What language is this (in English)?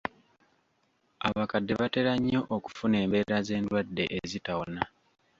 Ganda